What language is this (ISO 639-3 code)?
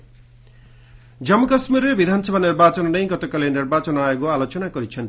ori